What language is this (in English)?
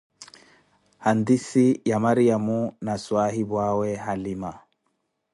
Koti